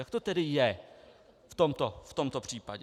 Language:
Czech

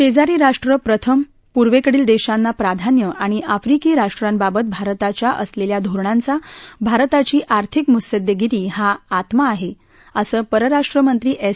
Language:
Marathi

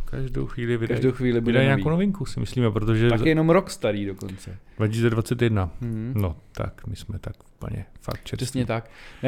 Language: Czech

